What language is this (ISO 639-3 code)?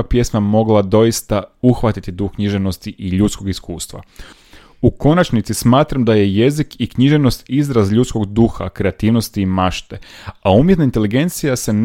hrv